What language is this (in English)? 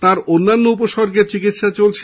Bangla